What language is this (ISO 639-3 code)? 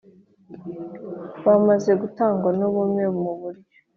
kin